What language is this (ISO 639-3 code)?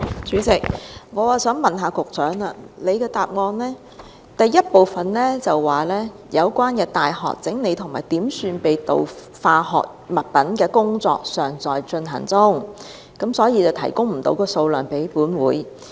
yue